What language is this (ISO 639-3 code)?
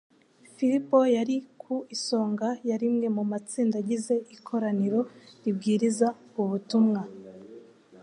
kin